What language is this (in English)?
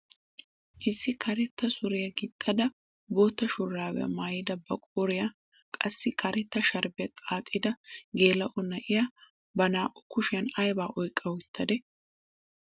Wolaytta